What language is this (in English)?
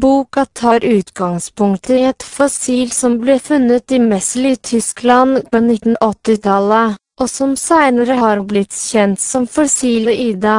Norwegian